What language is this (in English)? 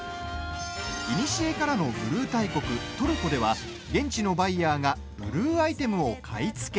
Japanese